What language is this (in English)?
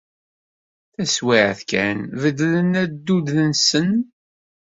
Kabyle